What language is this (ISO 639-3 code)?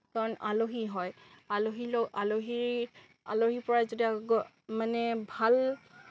asm